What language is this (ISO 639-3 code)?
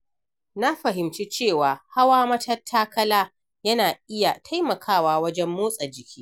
hau